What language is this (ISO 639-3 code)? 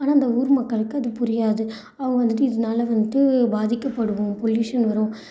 tam